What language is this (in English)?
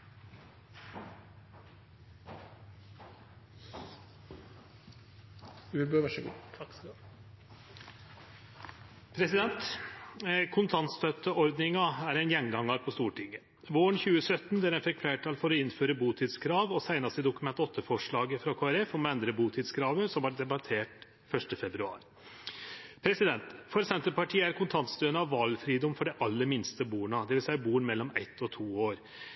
Norwegian Nynorsk